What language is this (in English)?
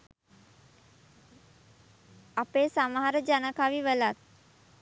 Sinhala